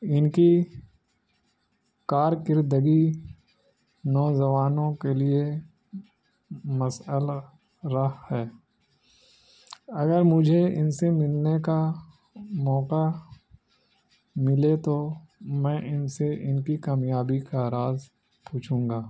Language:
Urdu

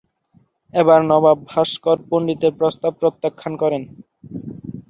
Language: Bangla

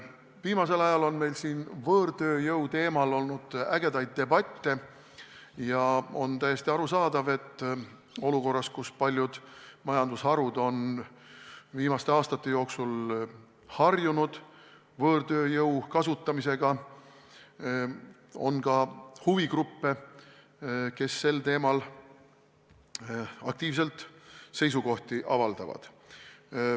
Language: Estonian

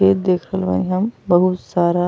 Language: Bhojpuri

